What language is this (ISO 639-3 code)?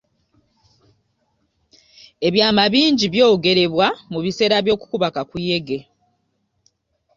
lug